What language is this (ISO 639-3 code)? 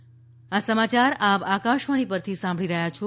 guj